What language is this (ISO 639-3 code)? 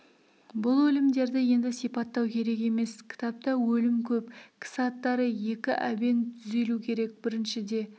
kaz